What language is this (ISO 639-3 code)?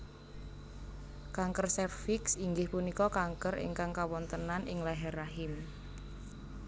jav